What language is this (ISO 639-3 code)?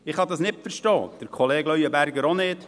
gsw